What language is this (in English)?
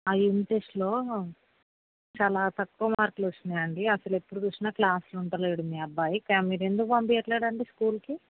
Telugu